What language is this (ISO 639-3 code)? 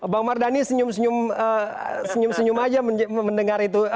ind